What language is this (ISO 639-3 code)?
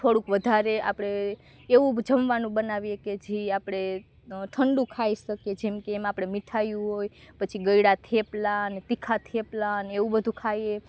guj